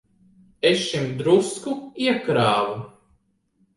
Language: Latvian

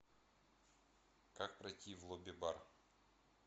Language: Russian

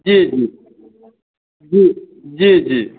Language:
Maithili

